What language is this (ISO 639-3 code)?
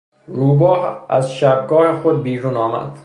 fas